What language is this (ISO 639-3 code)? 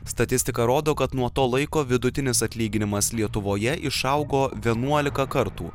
lit